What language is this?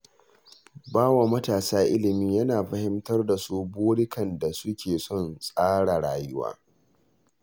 Hausa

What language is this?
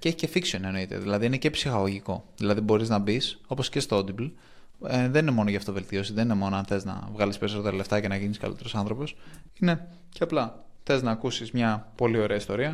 Greek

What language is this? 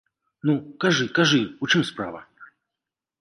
Belarusian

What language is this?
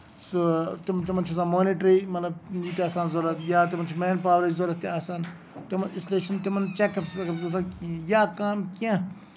Kashmiri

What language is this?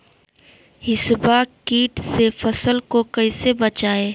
Magahi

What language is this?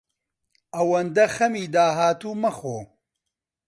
Central Kurdish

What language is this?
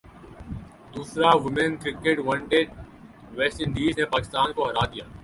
Urdu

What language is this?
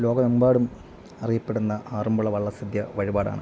Malayalam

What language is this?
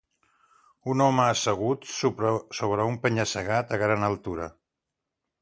Catalan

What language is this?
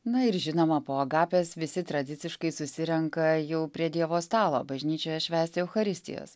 Lithuanian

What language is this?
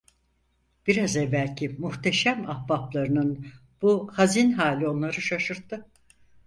Turkish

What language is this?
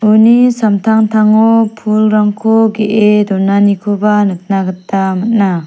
Garo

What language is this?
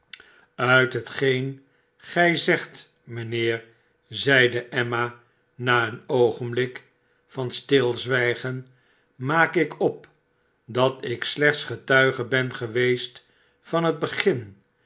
Dutch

